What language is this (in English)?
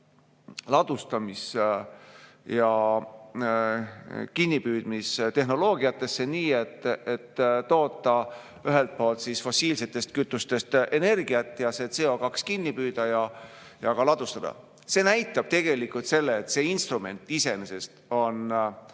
Estonian